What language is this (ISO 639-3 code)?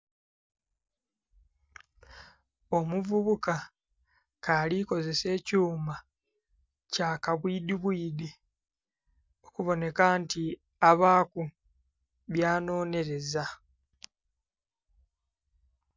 xog